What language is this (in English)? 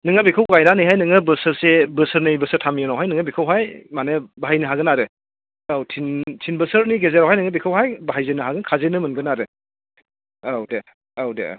Bodo